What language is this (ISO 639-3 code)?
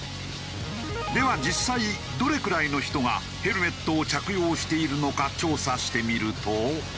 jpn